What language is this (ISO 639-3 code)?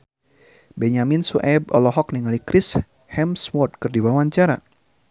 sun